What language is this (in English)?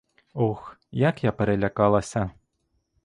Ukrainian